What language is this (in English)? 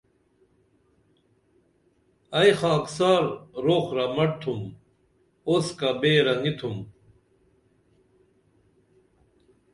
Dameli